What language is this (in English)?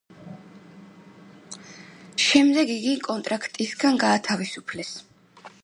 Georgian